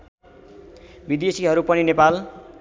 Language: Nepali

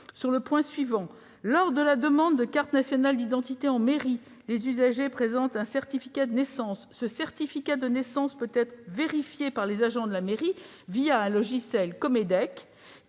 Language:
French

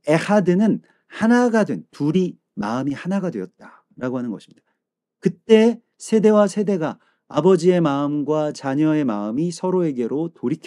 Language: Korean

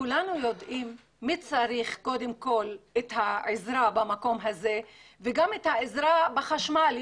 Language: Hebrew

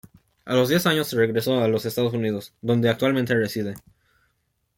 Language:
Spanish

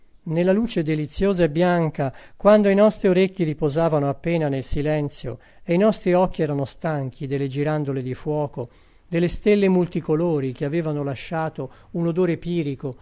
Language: Italian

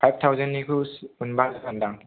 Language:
Bodo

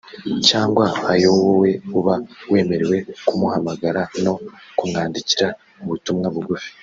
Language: Kinyarwanda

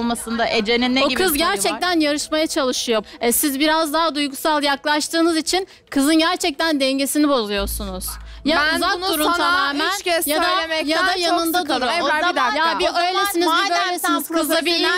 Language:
Turkish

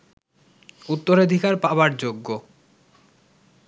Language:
Bangla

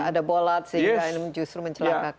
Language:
Indonesian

